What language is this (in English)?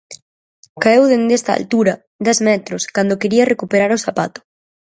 Galician